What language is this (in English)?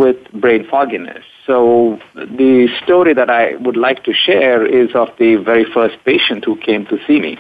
English